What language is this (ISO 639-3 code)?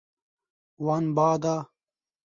kur